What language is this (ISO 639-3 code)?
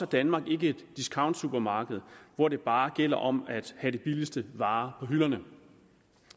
dan